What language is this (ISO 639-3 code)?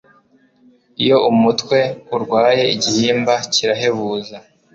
kin